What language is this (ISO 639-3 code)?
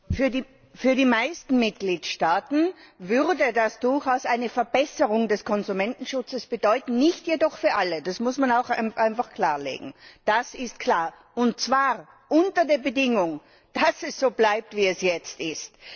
deu